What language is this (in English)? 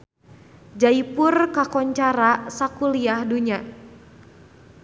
Sundanese